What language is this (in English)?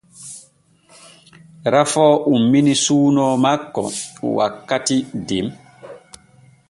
Borgu Fulfulde